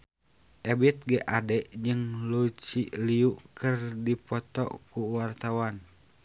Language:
Sundanese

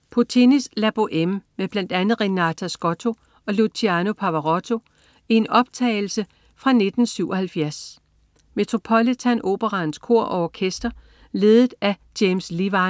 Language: Danish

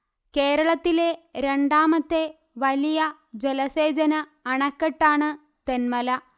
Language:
Malayalam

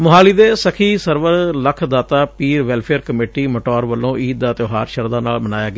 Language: Punjabi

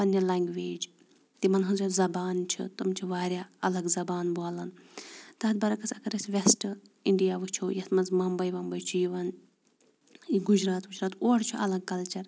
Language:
Kashmiri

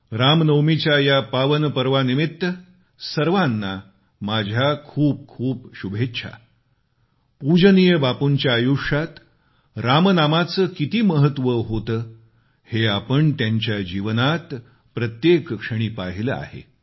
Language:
Marathi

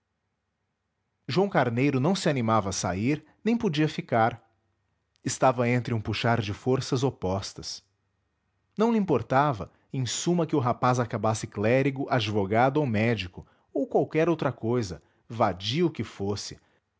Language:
Portuguese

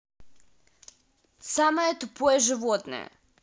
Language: Russian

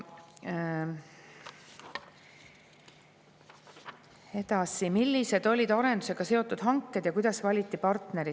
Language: Estonian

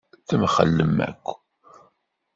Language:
Kabyle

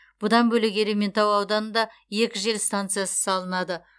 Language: Kazakh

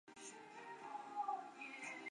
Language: Chinese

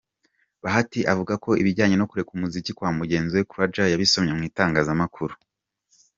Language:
Kinyarwanda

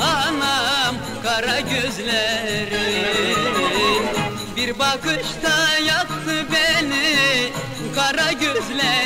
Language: Turkish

